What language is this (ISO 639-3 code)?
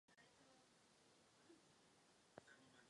ces